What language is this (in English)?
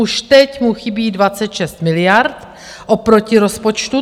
Czech